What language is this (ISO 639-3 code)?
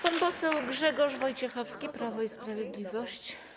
pol